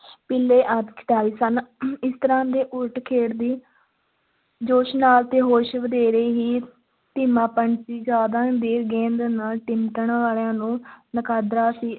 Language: Punjabi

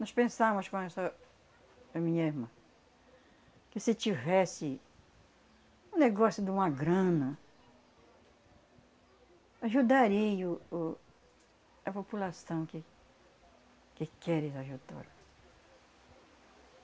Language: Portuguese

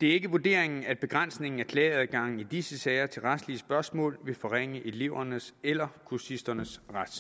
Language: Danish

